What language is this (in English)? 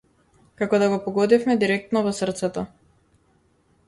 Macedonian